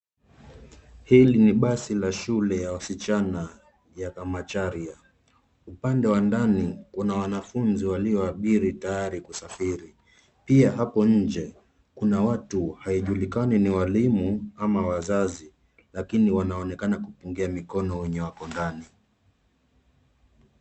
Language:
Swahili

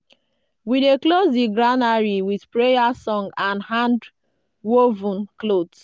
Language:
Nigerian Pidgin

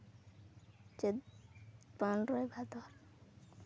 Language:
Santali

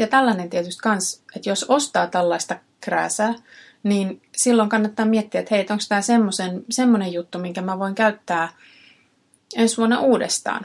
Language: Finnish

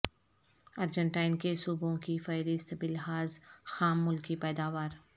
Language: Urdu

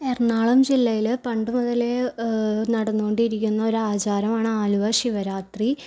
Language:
Malayalam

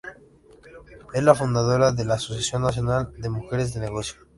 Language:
Spanish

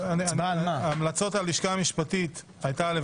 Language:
Hebrew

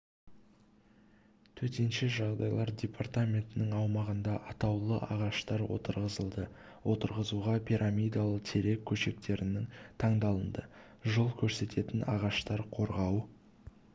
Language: Kazakh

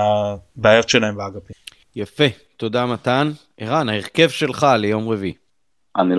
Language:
Hebrew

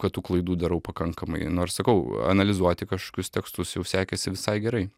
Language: Lithuanian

